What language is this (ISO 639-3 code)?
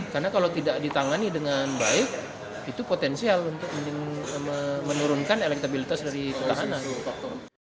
ind